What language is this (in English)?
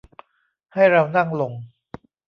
Thai